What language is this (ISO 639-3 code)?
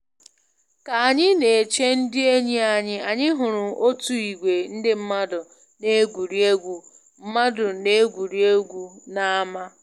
ibo